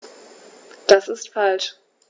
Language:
German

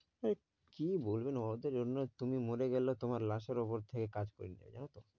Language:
Bangla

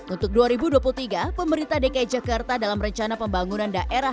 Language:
Indonesian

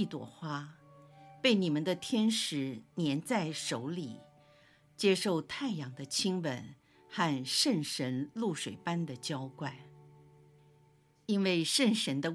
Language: Chinese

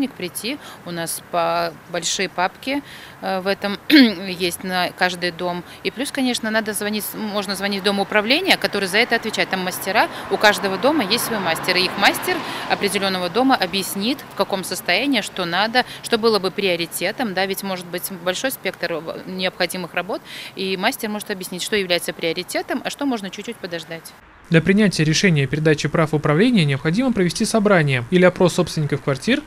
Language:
Russian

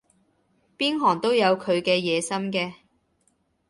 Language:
Cantonese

